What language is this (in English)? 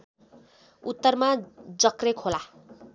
Nepali